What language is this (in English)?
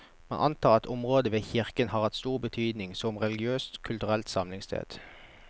Norwegian